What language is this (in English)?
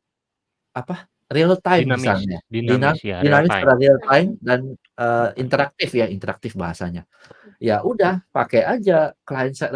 Indonesian